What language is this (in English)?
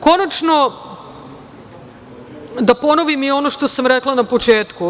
Serbian